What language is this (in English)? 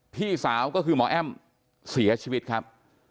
Thai